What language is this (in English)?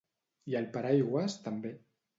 Catalan